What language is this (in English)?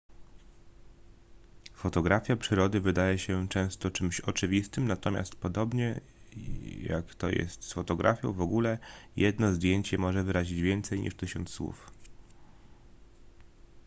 Polish